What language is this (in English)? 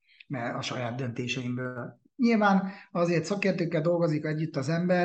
Hungarian